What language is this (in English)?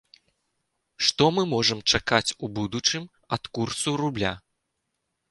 Belarusian